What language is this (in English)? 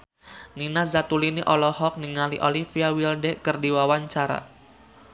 Sundanese